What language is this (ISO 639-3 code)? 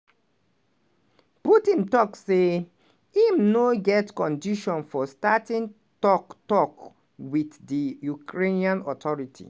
pcm